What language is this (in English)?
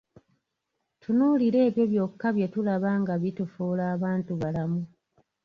Ganda